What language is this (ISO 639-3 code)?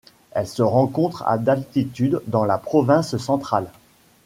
fra